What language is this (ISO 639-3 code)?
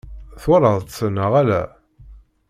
kab